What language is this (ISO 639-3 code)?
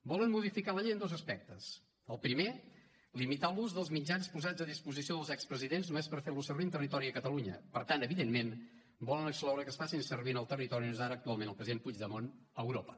cat